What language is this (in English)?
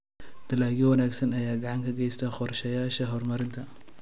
Somali